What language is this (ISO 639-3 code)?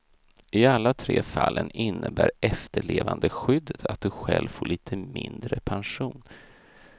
swe